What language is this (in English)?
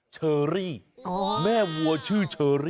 Thai